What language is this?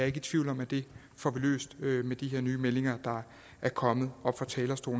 Danish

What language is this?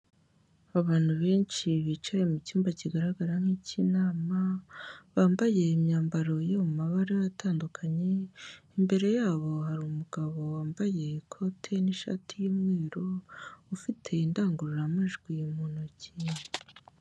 Kinyarwanda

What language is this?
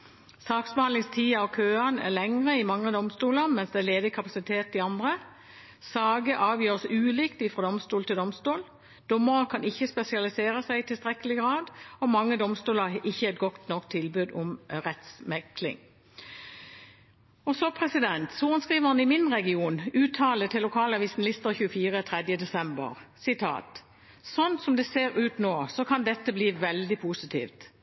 Norwegian Bokmål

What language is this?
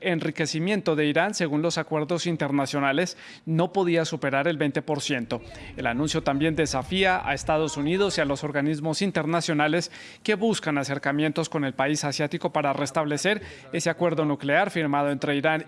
Spanish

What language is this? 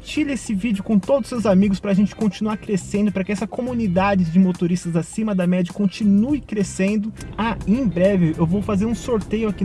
Portuguese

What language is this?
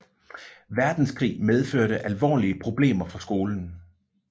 Danish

